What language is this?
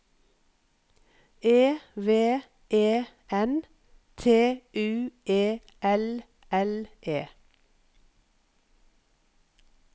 Norwegian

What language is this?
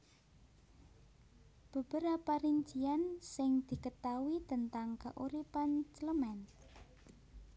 Javanese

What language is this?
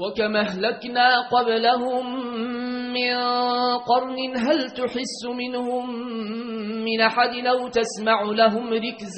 Arabic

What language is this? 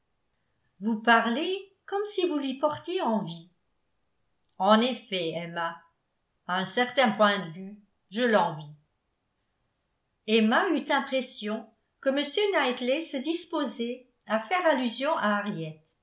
French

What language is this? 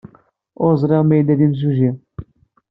Kabyle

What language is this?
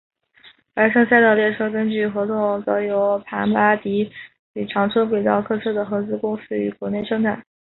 Chinese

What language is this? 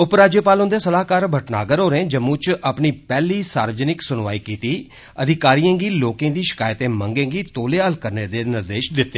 Dogri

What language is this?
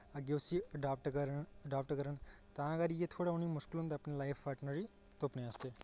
Dogri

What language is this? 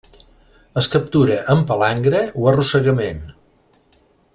Catalan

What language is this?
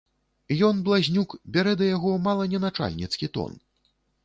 Belarusian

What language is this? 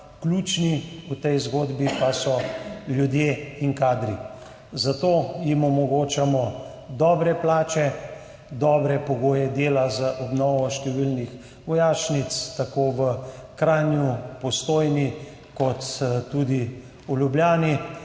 Slovenian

